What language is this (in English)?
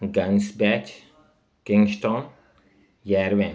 Sindhi